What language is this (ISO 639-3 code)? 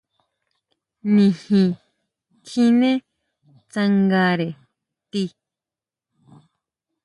mau